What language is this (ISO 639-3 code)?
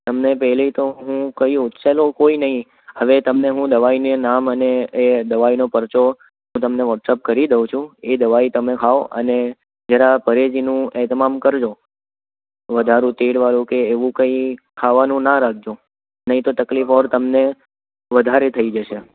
guj